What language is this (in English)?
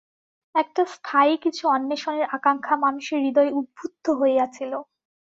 Bangla